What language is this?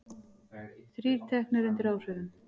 Icelandic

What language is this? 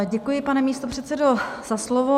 Czech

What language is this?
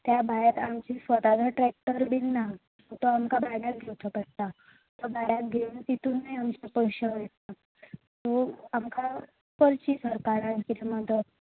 Konkani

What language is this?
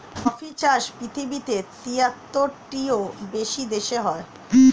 Bangla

